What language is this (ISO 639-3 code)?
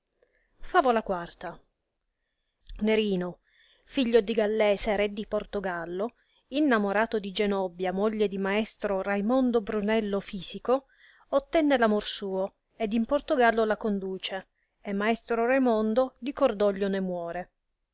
ita